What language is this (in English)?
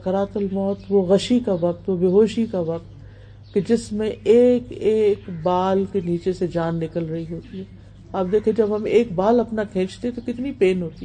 Urdu